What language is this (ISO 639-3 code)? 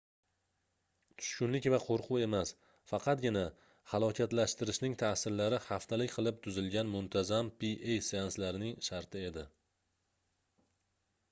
uzb